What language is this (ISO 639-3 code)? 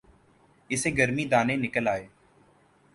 urd